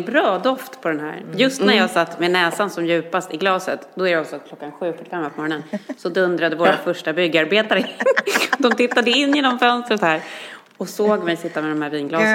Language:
Swedish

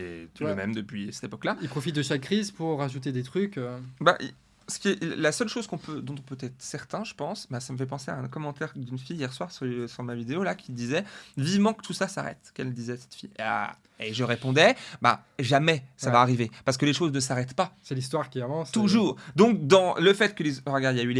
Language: French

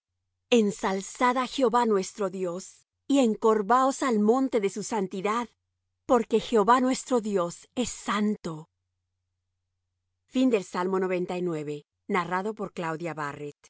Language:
Spanish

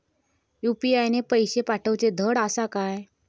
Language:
Marathi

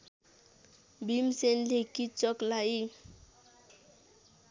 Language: Nepali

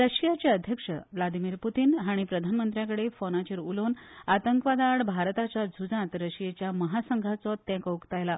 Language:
Konkani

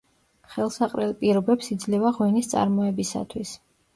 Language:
Georgian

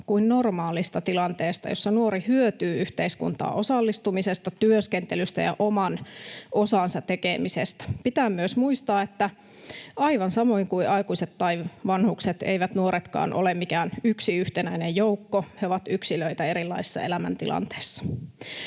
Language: Finnish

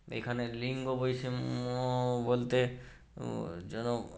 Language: Bangla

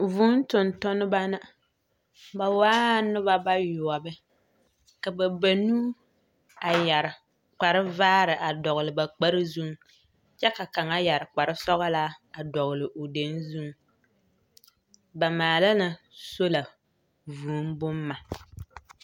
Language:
Southern Dagaare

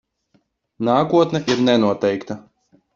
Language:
Latvian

